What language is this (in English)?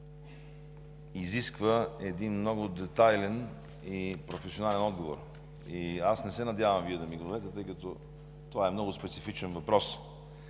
Bulgarian